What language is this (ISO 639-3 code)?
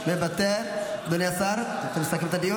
heb